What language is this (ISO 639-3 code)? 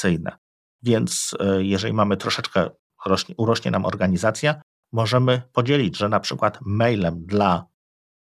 pol